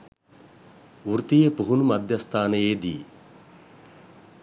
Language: Sinhala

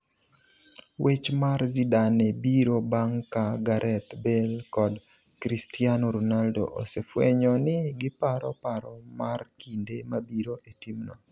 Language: Luo (Kenya and Tanzania)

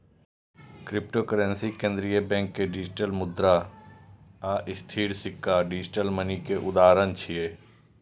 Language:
Maithili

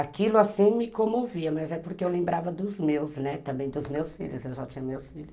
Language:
Portuguese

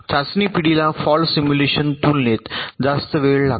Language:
Marathi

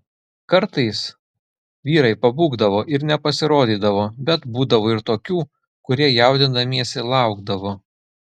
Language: Lithuanian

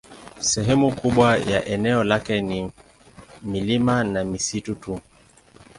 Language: Swahili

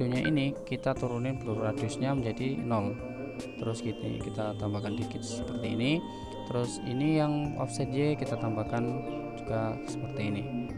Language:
Indonesian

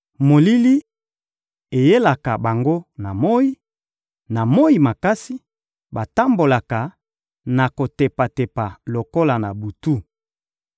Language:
Lingala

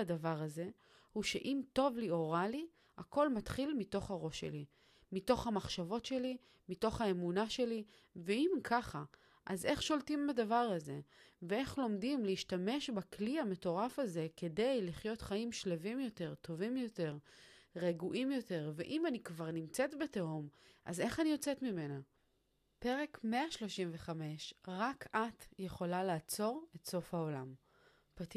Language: Hebrew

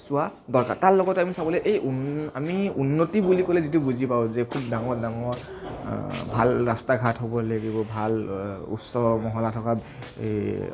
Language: Assamese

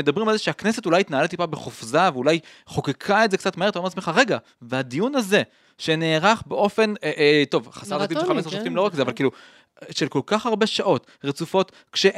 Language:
Hebrew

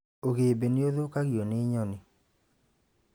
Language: Kikuyu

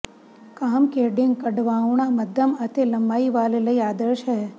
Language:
Punjabi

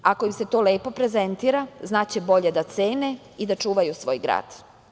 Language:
Serbian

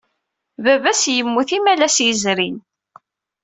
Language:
Kabyle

